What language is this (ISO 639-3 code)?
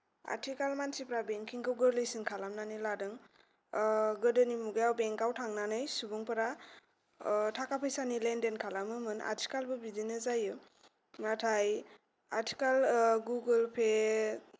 brx